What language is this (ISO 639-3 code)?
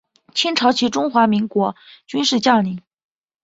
zho